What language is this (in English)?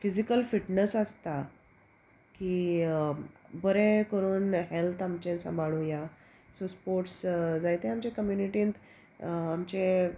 Konkani